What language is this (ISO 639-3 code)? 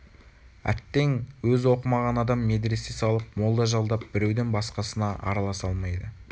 kaz